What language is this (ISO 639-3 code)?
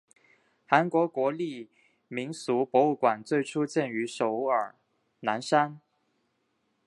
zho